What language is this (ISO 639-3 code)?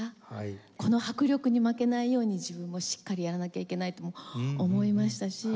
jpn